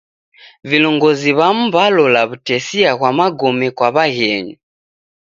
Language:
Taita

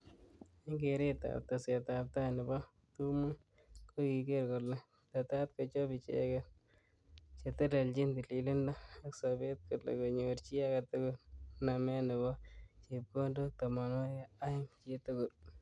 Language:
Kalenjin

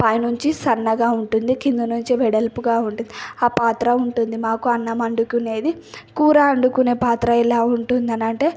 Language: Telugu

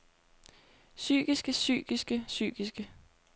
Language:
Danish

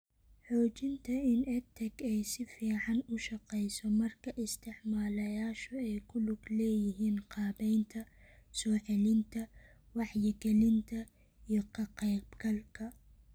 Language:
Somali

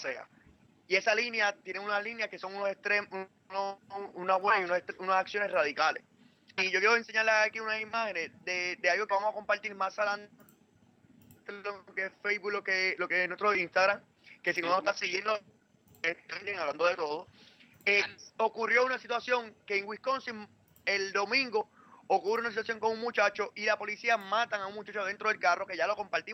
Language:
Spanish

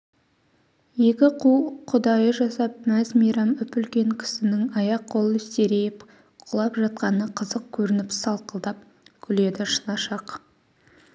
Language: Kazakh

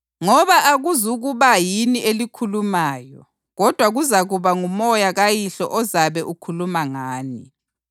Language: North Ndebele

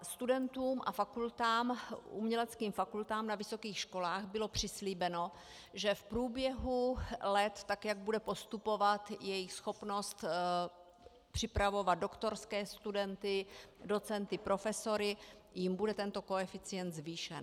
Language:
Czech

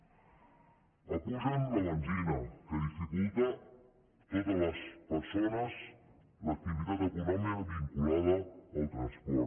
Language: Catalan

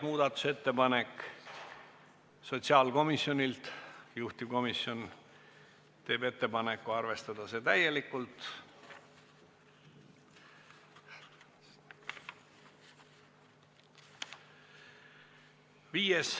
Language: Estonian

